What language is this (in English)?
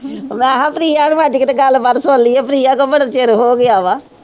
Punjabi